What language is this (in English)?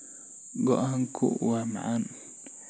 Somali